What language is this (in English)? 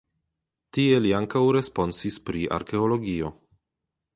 Esperanto